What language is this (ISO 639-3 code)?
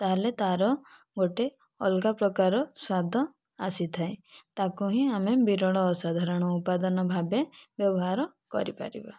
ori